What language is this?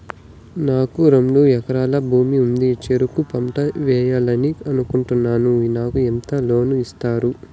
Telugu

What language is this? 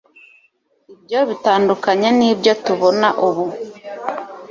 Kinyarwanda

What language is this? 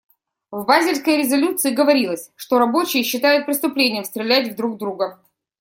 Russian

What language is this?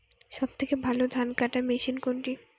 Bangla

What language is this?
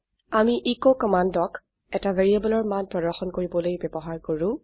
Assamese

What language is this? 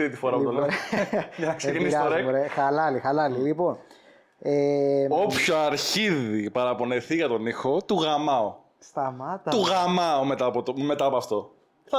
Greek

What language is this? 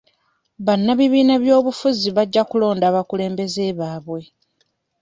Ganda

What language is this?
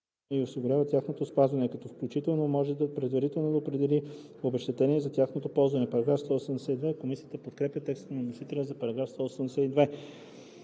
Bulgarian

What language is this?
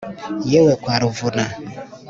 Kinyarwanda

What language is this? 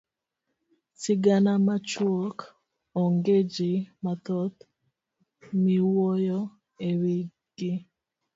Luo (Kenya and Tanzania)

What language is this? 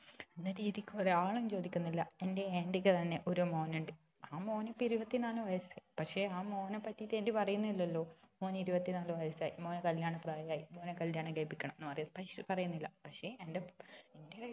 Malayalam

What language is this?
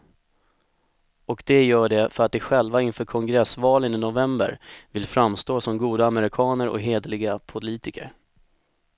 Swedish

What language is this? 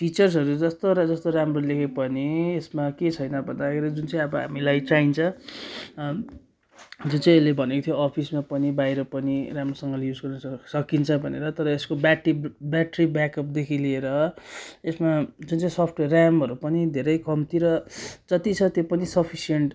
Nepali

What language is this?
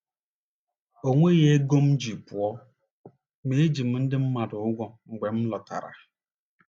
Igbo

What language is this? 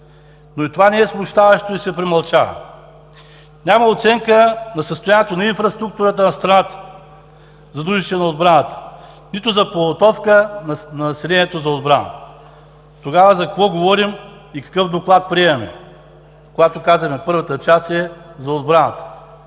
Bulgarian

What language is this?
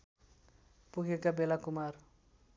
Nepali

